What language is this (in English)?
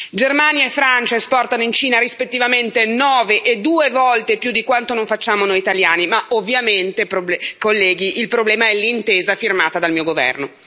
Italian